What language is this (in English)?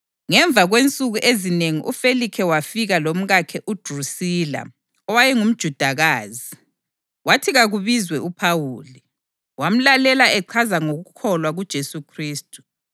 North Ndebele